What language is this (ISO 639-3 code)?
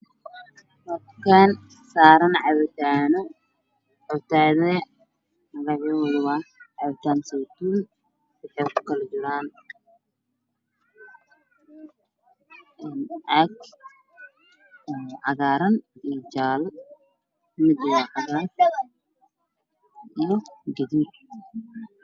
som